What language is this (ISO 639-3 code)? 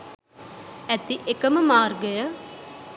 sin